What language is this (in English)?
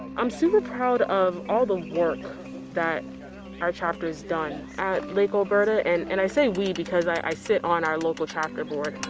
English